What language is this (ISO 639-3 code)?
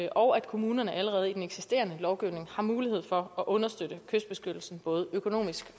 dan